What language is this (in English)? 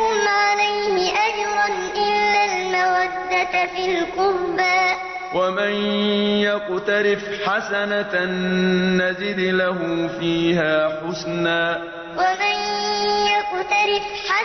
Arabic